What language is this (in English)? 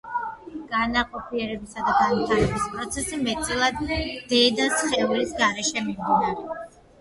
Georgian